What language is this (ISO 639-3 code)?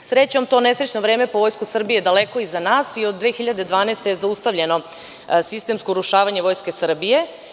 srp